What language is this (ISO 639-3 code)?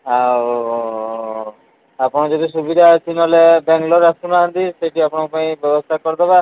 ori